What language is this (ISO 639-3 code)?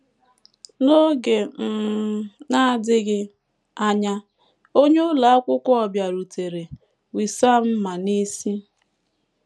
ibo